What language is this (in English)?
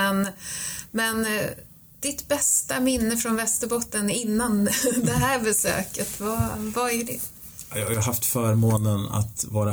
Swedish